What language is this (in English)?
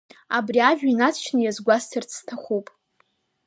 Abkhazian